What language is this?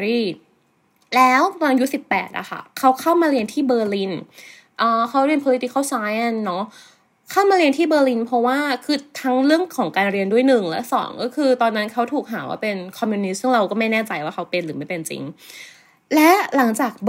Thai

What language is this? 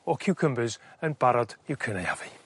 Welsh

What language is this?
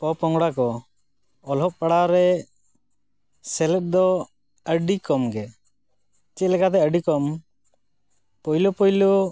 Santali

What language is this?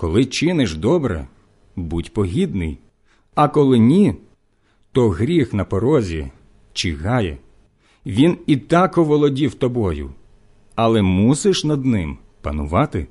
Ukrainian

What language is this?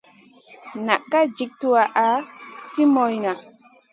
Masana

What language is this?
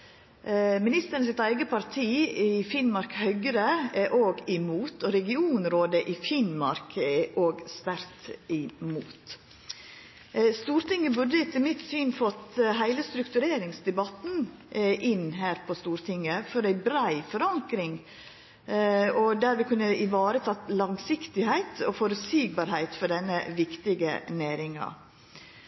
Norwegian Nynorsk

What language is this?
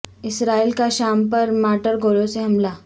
Urdu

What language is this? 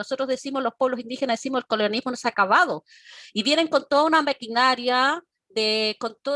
Spanish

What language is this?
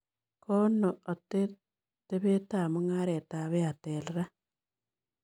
Kalenjin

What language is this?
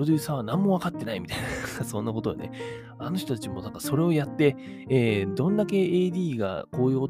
Japanese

